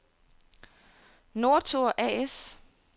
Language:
Danish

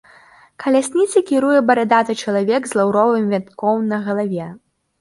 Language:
Belarusian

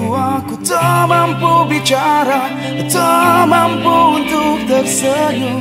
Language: Indonesian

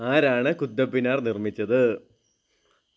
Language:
Malayalam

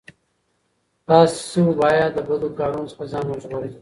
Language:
Pashto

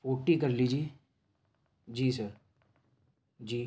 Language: Urdu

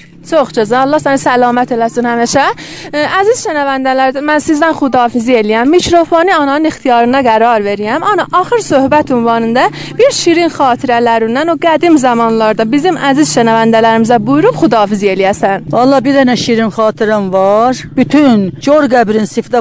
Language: Persian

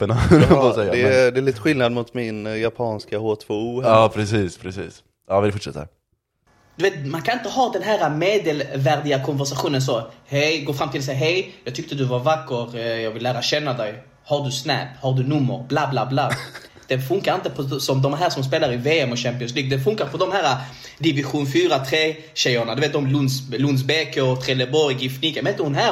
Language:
Swedish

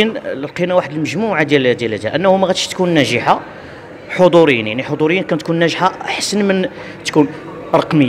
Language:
Arabic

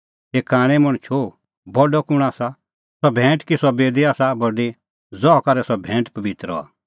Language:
Kullu Pahari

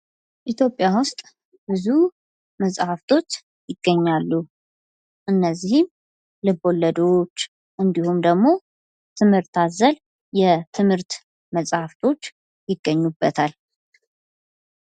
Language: Amharic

